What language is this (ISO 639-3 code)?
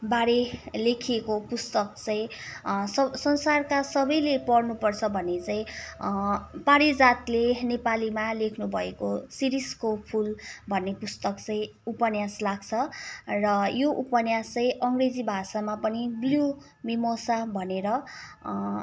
nep